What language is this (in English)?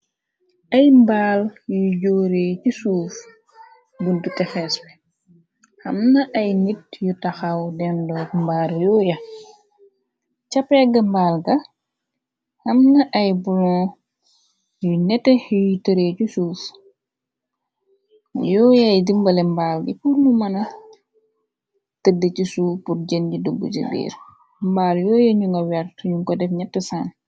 Wolof